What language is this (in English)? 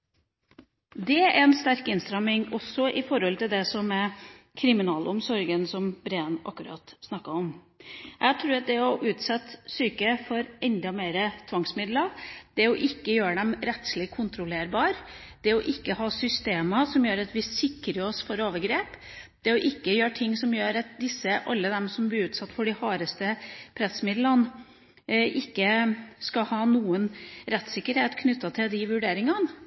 Norwegian Bokmål